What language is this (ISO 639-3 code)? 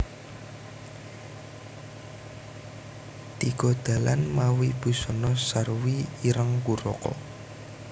jav